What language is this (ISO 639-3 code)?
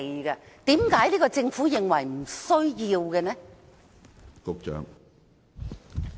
yue